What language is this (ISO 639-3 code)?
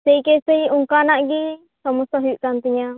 sat